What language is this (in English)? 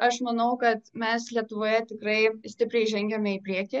Lithuanian